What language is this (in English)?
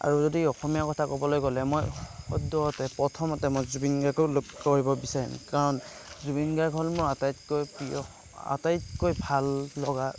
Assamese